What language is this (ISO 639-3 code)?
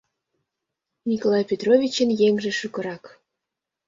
chm